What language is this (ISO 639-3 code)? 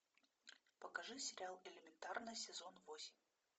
rus